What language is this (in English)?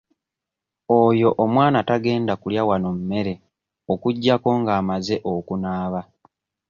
Ganda